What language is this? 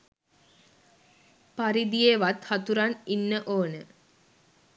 Sinhala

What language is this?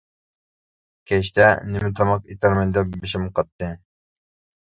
Uyghur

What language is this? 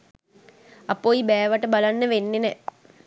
Sinhala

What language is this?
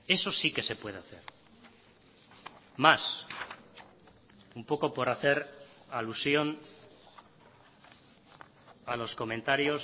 Spanish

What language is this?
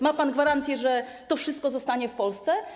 Polish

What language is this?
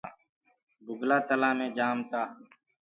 Gurgula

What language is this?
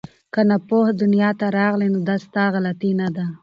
Pashto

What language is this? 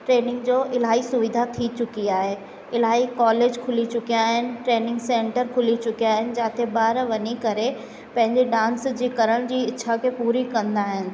Sindhi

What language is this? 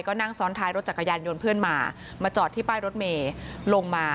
Thai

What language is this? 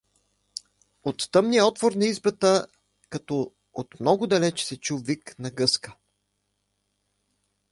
Bulgarian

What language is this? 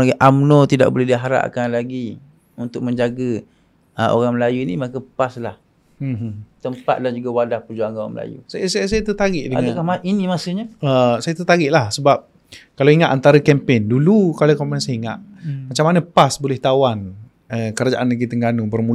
Malay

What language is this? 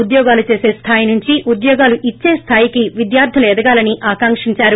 Telugu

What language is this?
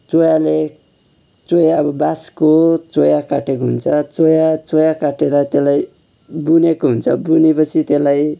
Nepali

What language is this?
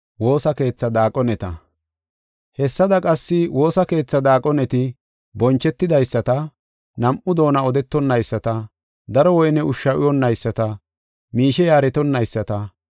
Gofa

